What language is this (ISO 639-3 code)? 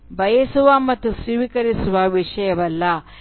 kan